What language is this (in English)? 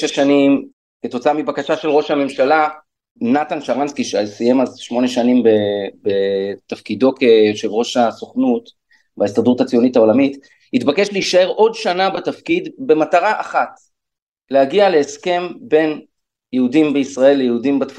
Hebrew